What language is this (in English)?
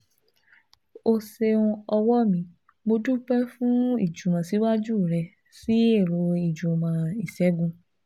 Yoruba